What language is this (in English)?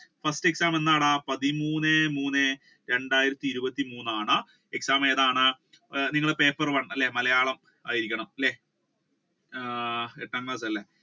Malayalam